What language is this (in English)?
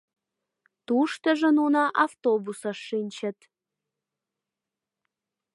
Mari